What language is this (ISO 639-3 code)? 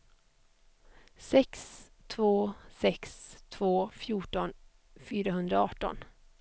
swe